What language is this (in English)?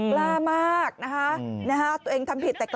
Thai